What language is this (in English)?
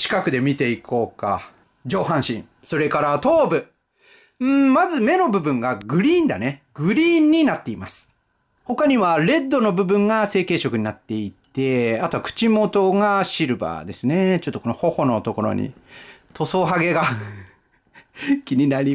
Japanese